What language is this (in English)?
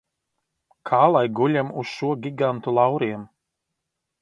Latvian